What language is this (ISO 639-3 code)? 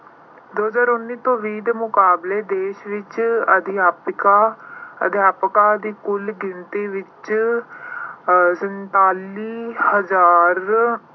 pan